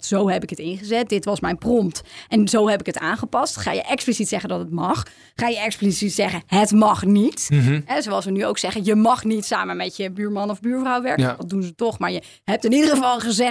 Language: Dutch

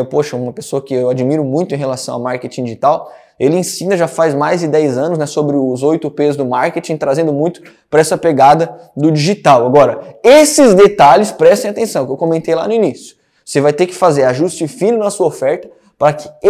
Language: Portuguese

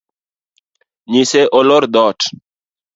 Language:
Luo (Kenya and Tanzania)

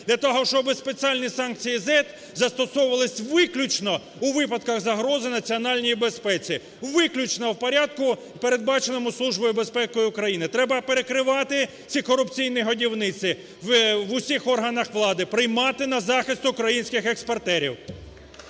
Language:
Ukrainian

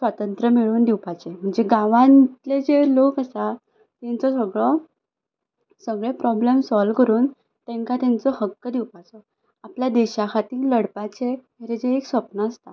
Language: Konkani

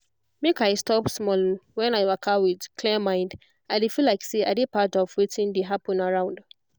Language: Nigerian Pidgin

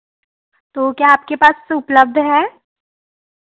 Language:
Hindi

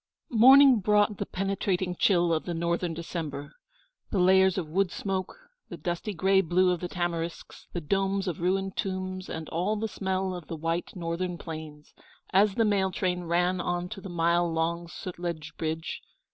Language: English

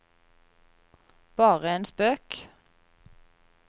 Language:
Norwegian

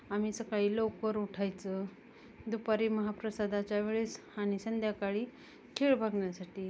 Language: Marathi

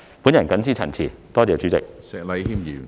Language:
Cantonese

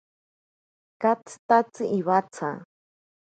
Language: Ashéninka Perené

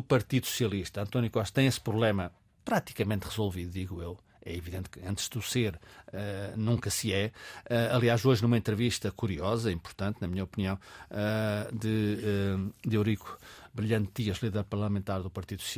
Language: Portuguese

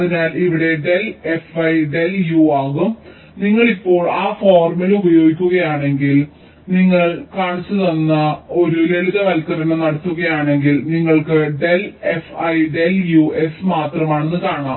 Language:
Malayalam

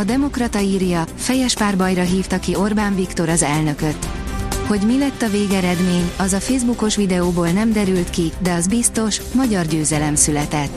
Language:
Hungarian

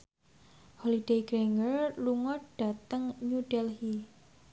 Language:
Javanese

